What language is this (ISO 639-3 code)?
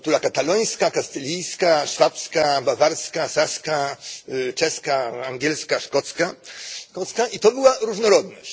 pol